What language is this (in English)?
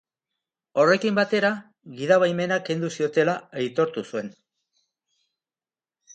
Basque